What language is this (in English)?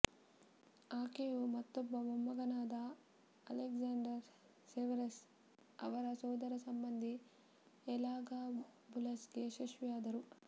Kannada